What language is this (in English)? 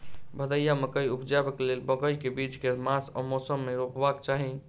Maithili